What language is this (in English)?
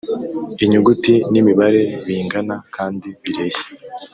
Kinyarwanda